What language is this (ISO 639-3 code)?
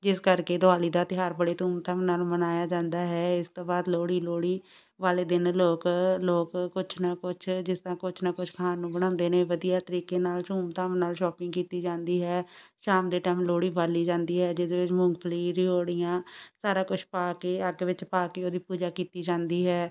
pan